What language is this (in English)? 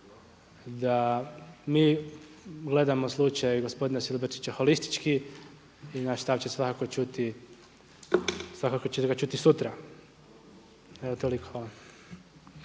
Croatian